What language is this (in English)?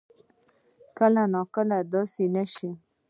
Pashto